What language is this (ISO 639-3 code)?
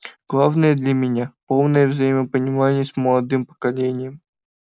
rus